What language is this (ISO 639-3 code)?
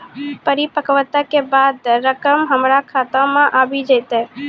mai